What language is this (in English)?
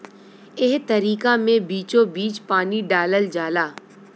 Bhojpuri